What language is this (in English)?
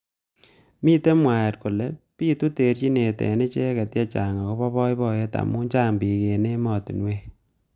Kalenjin